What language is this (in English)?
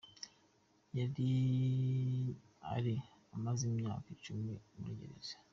Kinyarwanda